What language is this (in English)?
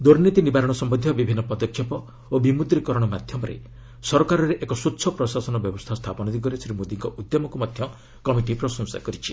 Odia